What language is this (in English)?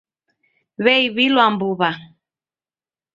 Taita